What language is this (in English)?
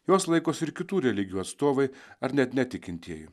Lithuanian